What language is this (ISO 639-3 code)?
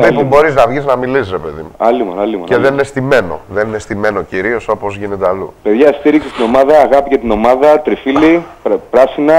ell